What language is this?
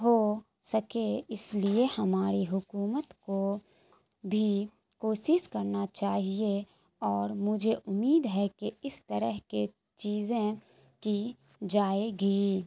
Urdu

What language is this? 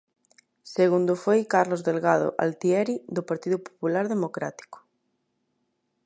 Galician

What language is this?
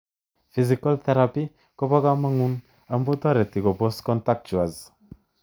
Kalenjin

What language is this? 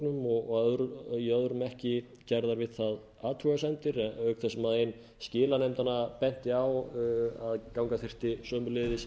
Icelandic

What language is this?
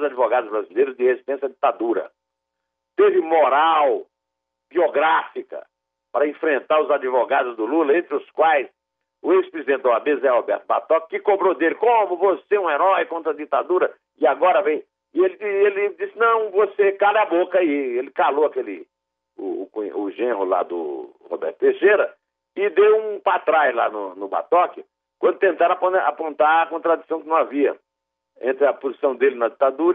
Portuguese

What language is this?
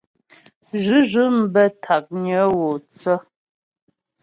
Ghomala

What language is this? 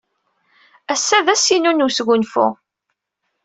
Kabyle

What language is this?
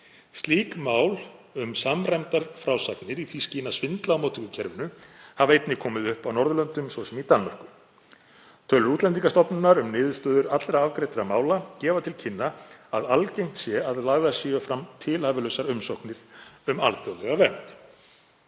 Icelandic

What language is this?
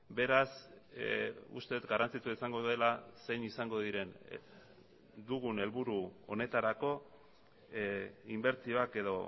Basque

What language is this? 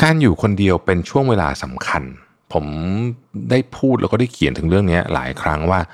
Thai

